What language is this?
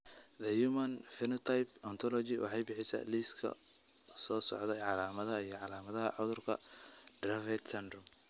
Somali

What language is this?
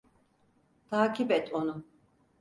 Turkish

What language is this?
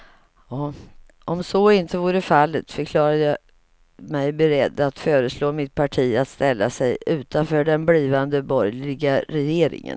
Swedish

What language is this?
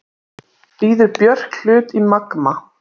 Icelandic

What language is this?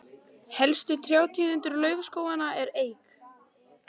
Icelandic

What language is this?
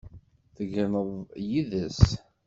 Kabyle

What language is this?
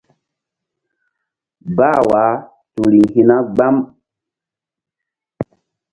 Mbum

